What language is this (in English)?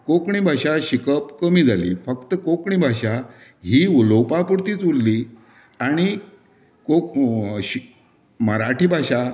Konkani